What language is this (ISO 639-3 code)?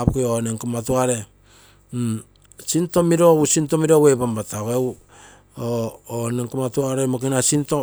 buo